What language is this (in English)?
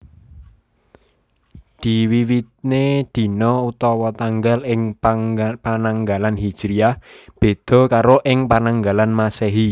Javanese